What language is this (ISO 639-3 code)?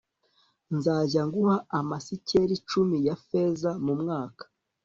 kin